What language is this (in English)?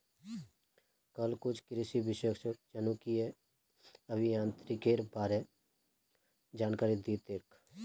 Magahi